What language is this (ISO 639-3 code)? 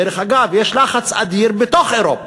heb